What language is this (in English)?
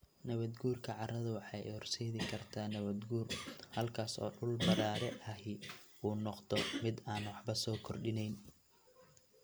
Somali